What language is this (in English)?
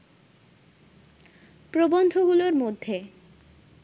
Bangla